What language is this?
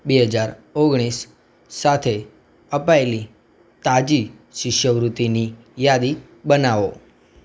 Gujarati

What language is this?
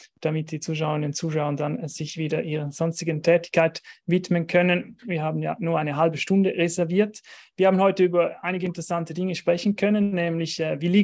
German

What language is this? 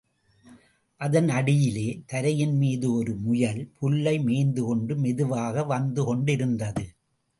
Tamil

